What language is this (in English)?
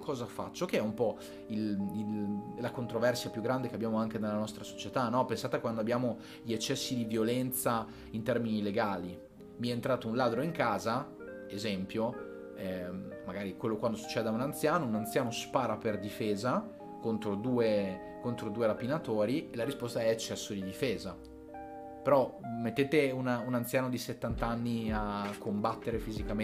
Italian